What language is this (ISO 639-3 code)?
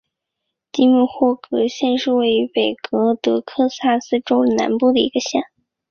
zho